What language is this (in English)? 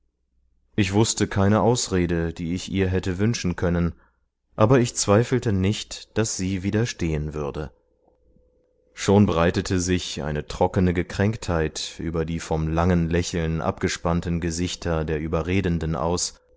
German